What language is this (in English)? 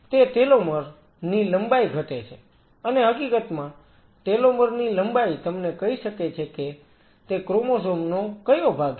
Gujarati